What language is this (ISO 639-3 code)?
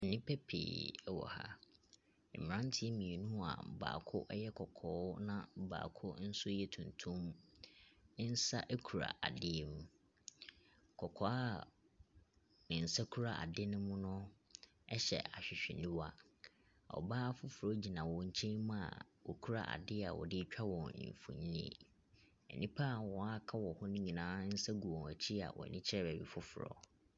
aka